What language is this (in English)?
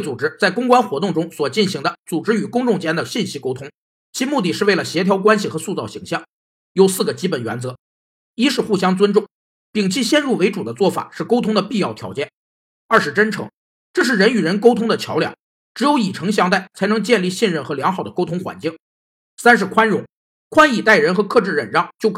Chinese